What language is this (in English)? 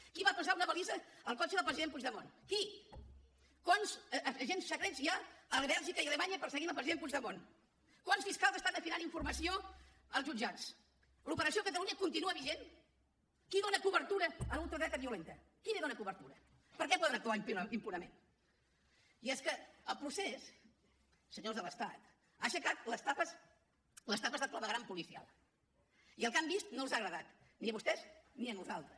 Catalan